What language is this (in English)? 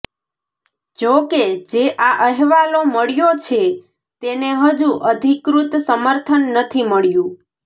Gujarati